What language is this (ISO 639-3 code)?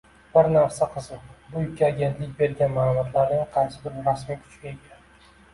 uzb